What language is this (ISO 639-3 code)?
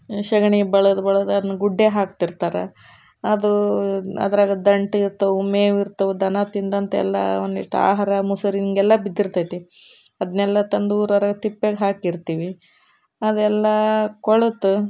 kan